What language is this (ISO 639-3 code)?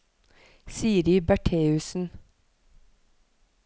nor